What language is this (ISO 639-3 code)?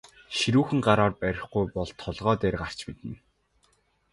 mon